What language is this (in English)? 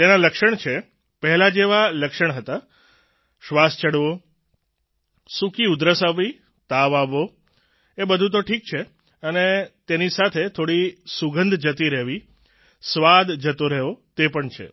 Gujarati